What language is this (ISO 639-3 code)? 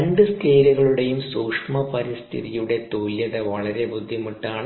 mal